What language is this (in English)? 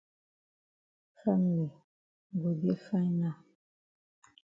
Cameroon Pidgin